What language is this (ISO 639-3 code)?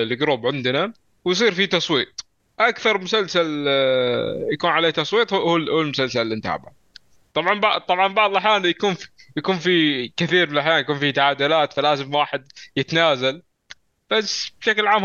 ara